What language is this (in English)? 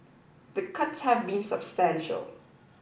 English